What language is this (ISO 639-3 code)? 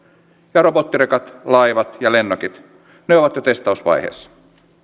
fin